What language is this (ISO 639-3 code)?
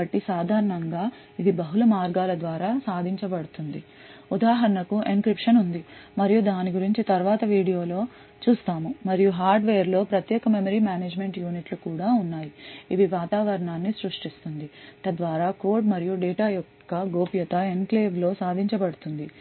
tel